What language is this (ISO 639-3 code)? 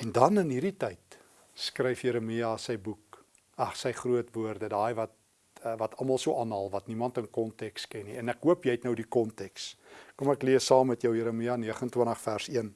nld